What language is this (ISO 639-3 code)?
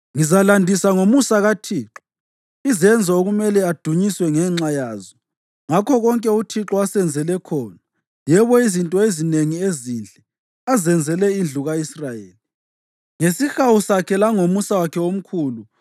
nde